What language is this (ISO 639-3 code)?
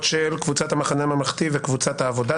heb